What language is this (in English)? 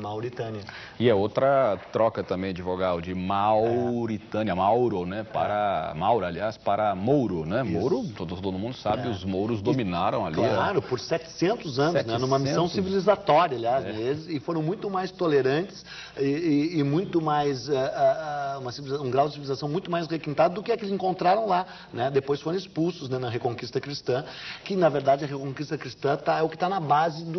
Portuguese